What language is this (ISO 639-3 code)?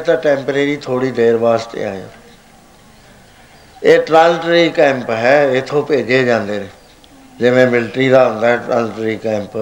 pan